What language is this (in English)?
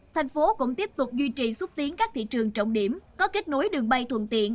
Vietnamese